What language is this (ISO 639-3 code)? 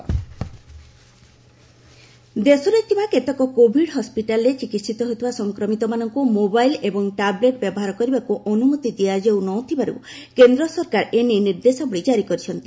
ori